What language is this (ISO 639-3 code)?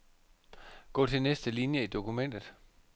dan